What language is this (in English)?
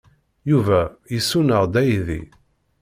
Kabyle